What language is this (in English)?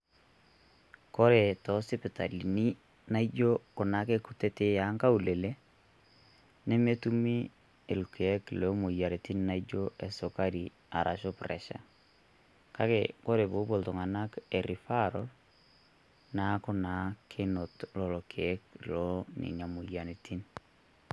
Masai